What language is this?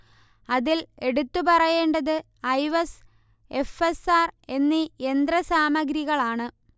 Malayalam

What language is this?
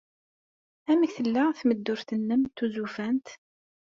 Kabyle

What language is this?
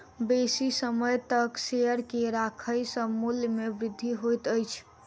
Maithili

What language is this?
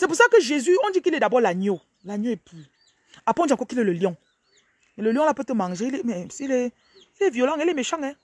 French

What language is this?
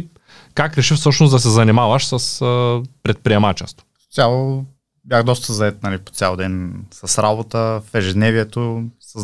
Bulgarian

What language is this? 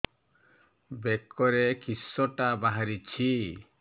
Odia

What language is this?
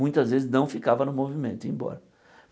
Portuguese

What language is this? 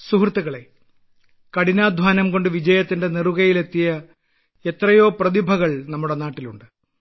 Malayalam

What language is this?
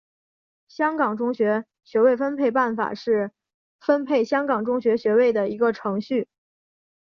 Chinese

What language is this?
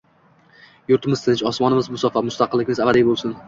Uzbek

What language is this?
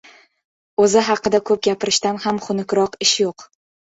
Uzbek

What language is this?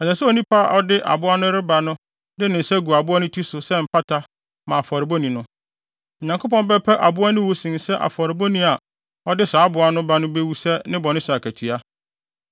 Akan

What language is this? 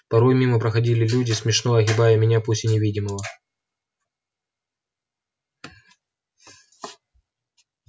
Russian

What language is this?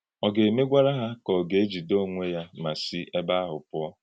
Igbo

